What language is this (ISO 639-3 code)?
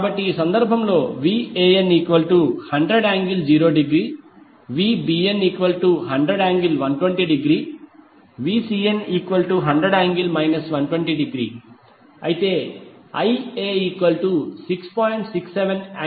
tel